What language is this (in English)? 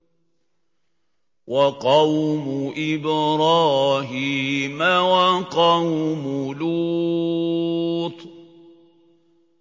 Arabic